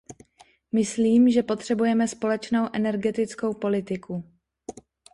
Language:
Czech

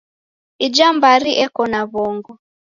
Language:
Taita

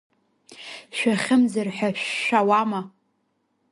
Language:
Abkhazian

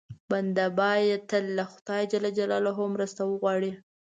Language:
Pashto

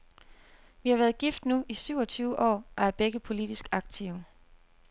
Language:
Danish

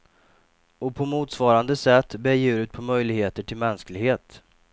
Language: Swedish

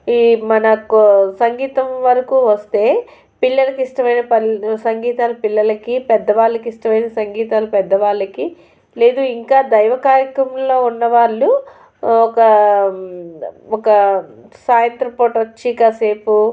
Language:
Telugu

